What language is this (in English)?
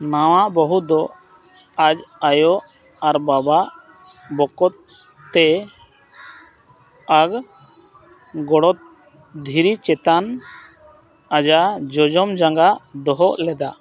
Santali